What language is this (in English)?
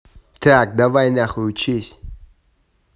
Russian